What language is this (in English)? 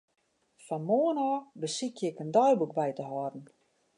Western Frisian